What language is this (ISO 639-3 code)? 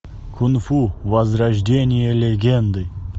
rus